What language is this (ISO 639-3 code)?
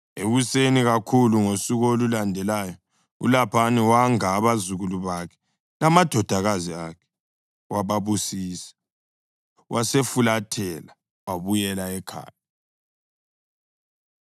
nde